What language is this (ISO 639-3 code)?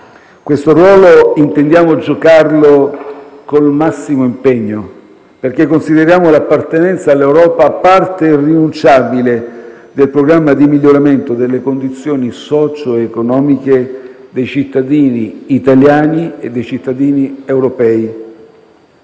ita